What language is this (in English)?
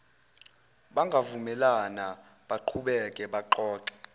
Zulu